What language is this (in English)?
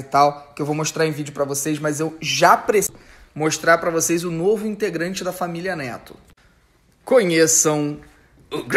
Portuguese